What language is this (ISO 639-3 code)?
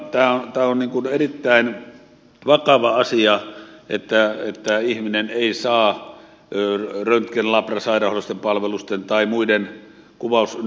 fin